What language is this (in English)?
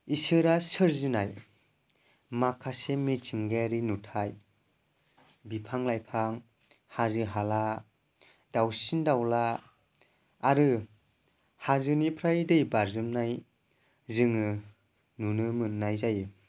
Bodo